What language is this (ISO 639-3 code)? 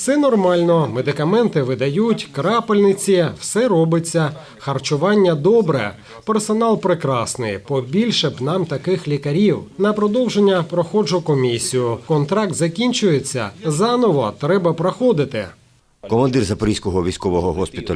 ukr